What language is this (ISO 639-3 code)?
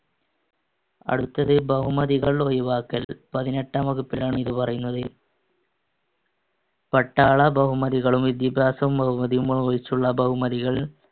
mal